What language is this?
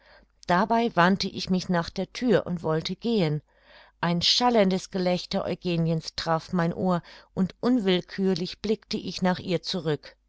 German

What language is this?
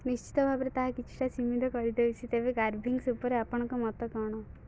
Odia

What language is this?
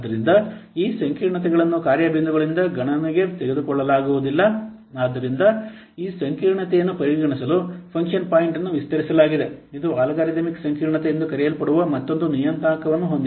Kannada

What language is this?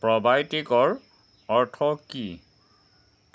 Assamese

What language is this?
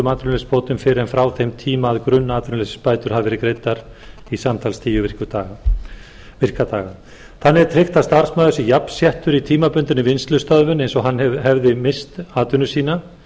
Icelandic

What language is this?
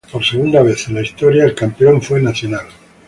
Spanish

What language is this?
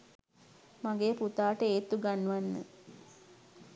Sinhala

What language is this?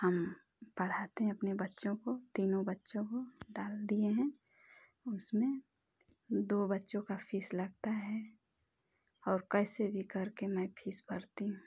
Hindi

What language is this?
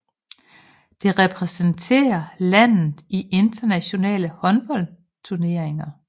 Danish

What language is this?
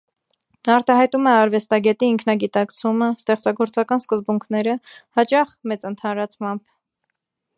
Armenian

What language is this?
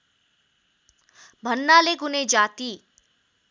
Nepali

